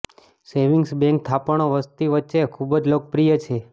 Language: Gujarati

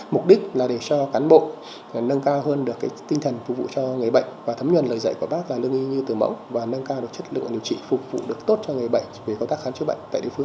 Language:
Vietnamese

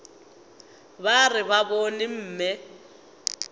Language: Northern Sotho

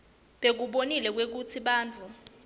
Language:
Swati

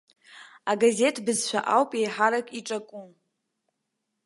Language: Abkhazian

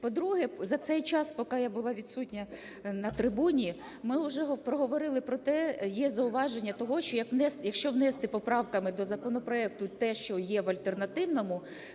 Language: Ukrainian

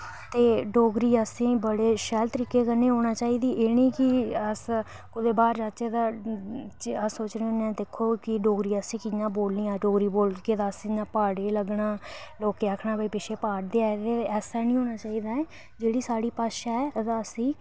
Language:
Dogri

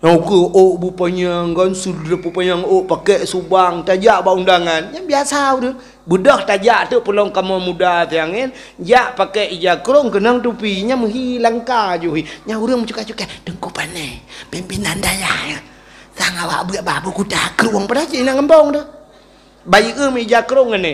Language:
Malay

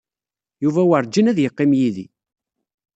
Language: Kabyle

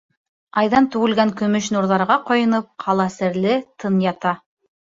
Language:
Bashkir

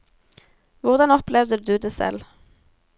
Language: Norwegian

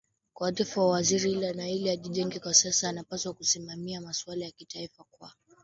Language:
Swahili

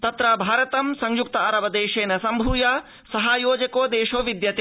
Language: Sanskrit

